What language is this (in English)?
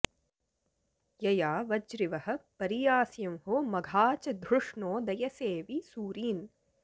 Sanskrit